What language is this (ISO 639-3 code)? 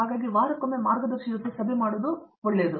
kan